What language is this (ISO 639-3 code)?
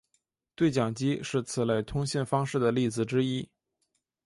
zho